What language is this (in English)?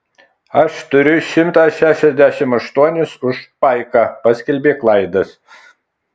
Lithuanian